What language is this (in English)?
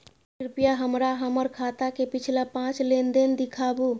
Maithili